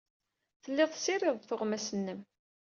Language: Kabyle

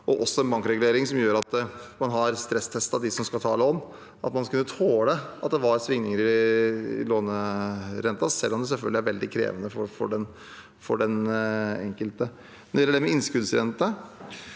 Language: Norwegian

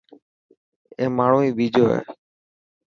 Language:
Dhatki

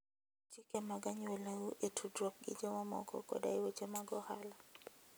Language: Luo (Kenya and Tanzania)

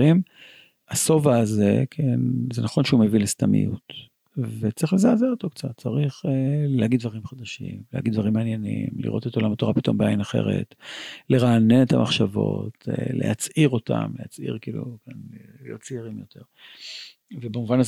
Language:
Hebrew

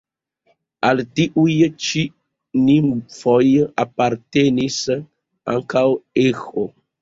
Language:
Esperanto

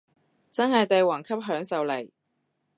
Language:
Cantonese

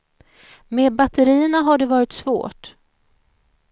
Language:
Swedish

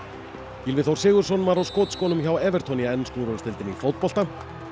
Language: Icelandic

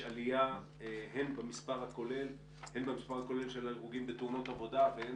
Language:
Hebrew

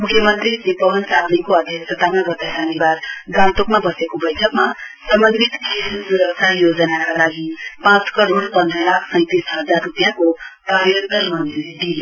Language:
Nepali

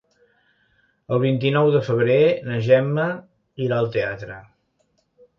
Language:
Catalan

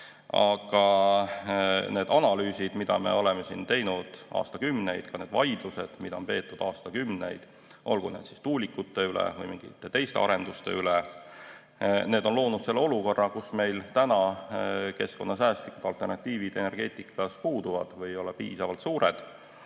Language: Estonian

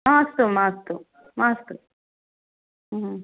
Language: Sanskrit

